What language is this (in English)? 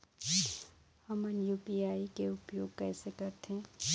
Chhattisgarhi